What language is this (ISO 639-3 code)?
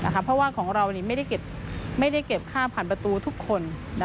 tha